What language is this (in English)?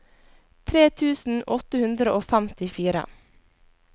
Norwegian